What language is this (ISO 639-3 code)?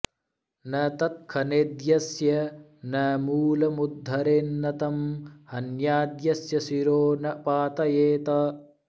san